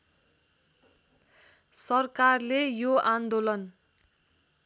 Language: Nepali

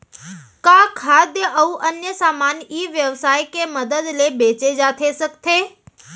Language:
Chhattisgarhi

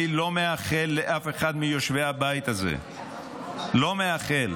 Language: Hebrew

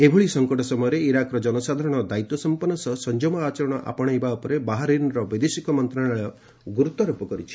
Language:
Odia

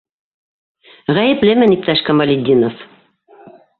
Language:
Bashkir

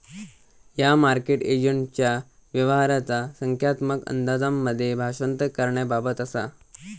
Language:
Marathi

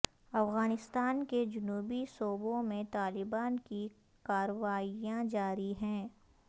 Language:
Urdu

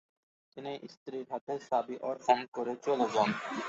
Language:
Bangla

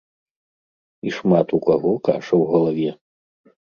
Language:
Belarusian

